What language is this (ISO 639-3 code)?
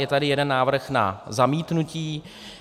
ces